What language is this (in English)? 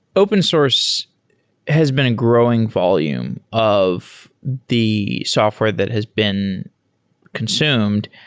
English